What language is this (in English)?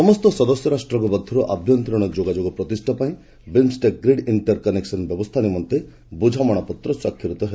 Odia